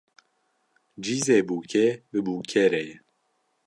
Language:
Kurdish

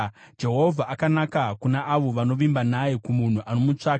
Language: Shona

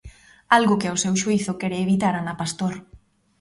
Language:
Galician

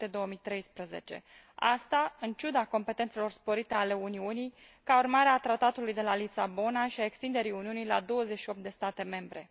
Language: Romanian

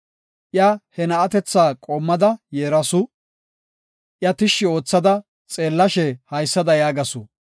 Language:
Gofa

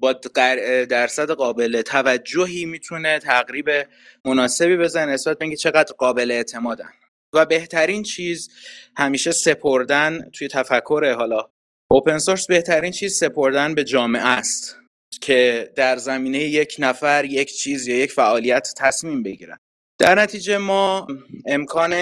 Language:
Persian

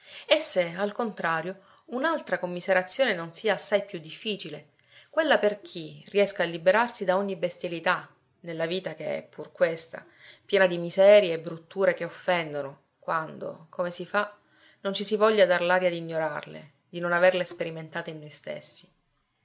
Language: Italian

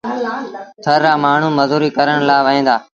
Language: Sindhi Bhil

